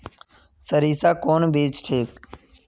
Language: Magahi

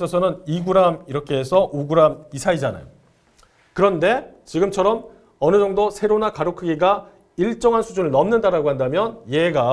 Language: Korean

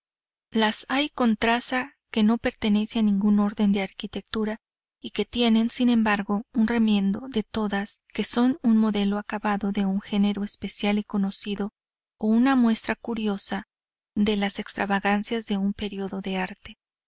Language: Spanish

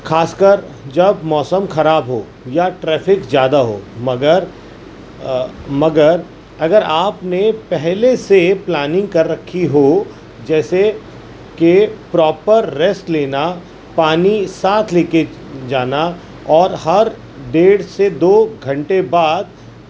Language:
Urdu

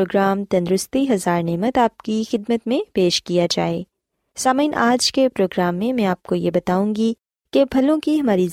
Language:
Urdu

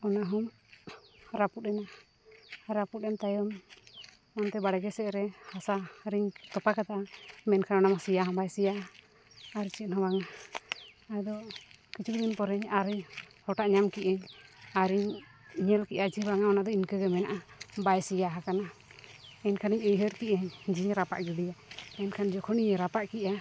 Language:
Santali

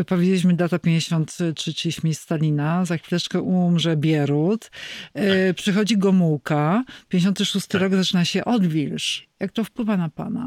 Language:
Polish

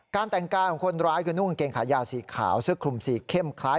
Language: Thai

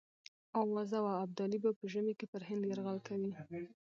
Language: Pashto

